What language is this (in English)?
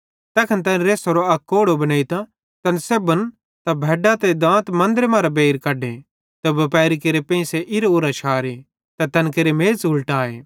Bhadrawahi